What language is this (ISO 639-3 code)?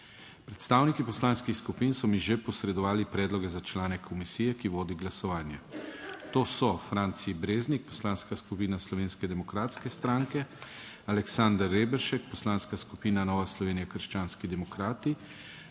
slv